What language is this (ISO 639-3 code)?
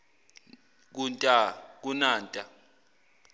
zul